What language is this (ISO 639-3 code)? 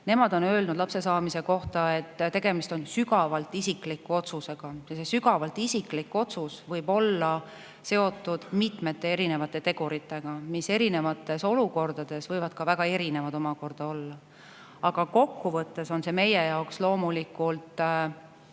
est